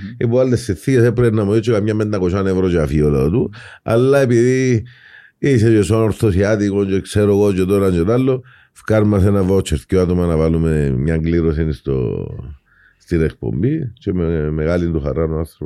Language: Greek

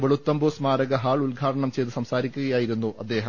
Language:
Malayalam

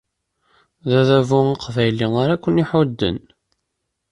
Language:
Kabyle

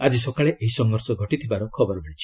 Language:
Odia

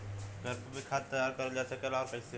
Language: Bhojpuri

